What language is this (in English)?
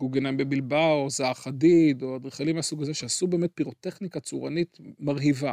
Hebrew